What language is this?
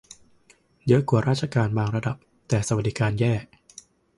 Thai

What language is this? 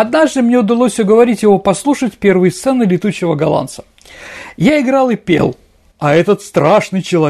Russian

